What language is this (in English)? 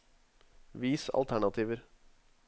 Norwegian